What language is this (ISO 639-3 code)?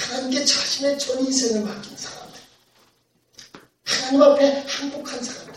kor